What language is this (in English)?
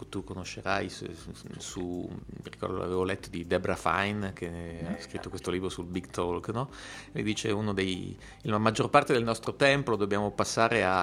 Italian